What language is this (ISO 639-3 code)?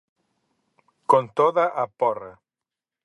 glg